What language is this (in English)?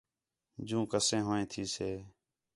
Khetrani